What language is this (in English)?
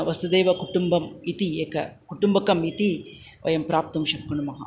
Sanskrit